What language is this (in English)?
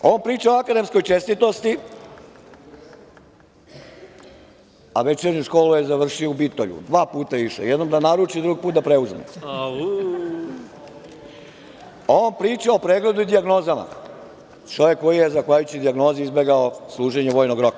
Serbian